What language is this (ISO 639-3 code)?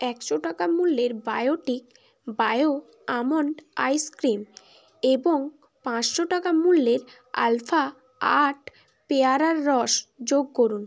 ben